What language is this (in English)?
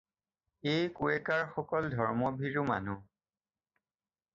Assamese